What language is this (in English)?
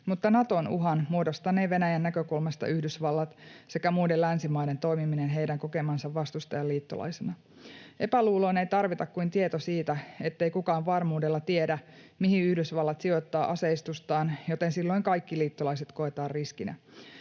Finnish